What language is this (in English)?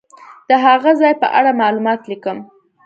Pashto